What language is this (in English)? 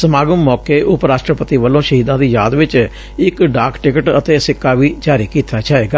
Punjabi